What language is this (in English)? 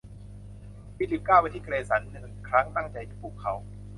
Thai